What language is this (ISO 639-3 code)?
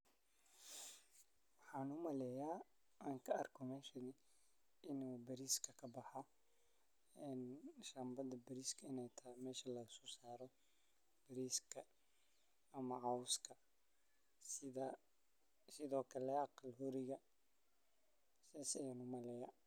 som